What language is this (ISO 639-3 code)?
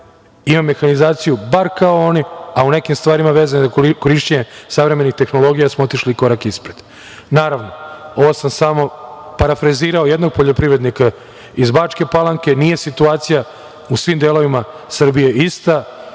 srp